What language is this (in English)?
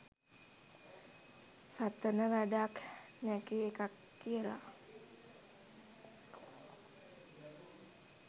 Sinhala